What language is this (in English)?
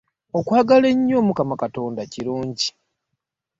Ganda